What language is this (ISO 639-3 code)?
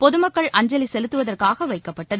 tam